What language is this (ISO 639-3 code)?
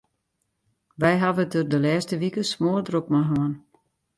fry